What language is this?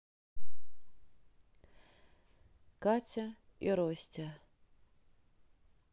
Russian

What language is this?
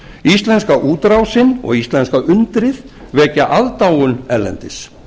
Icelandic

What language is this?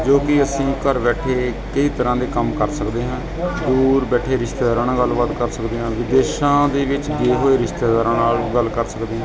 Punjabi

